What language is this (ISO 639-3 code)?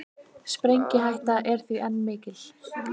isl